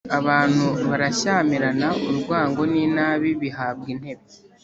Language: Kinyarwanda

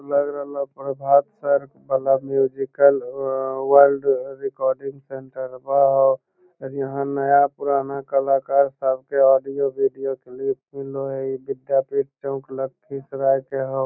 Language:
Magahi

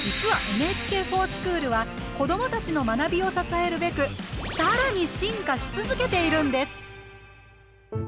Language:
Japanese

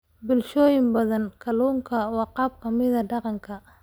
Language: Somali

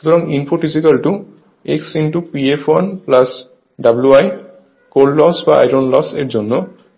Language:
Bangla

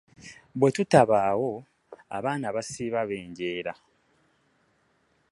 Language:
Ganda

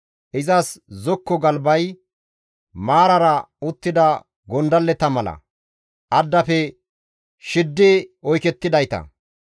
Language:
Gamo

